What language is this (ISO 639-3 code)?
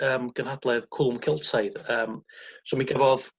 cym